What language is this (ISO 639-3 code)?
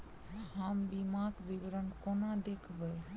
mai